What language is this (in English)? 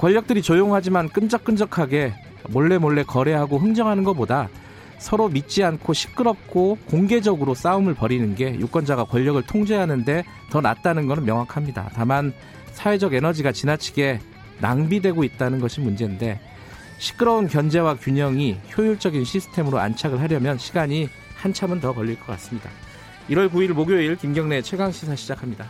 Korean